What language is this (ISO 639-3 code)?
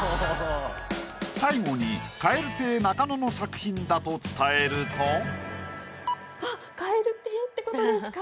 jpn